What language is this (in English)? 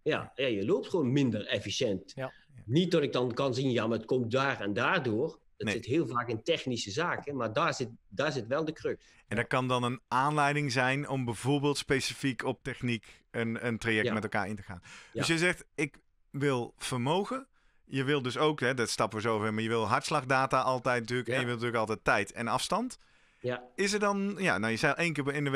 Dutch